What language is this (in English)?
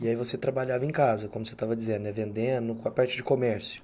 Portuguese